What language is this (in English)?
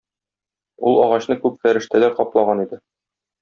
Tatar